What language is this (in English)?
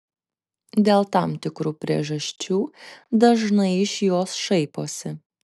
Lithuanian